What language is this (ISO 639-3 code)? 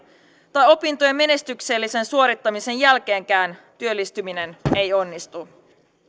fin